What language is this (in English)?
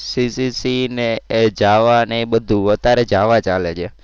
Gujarati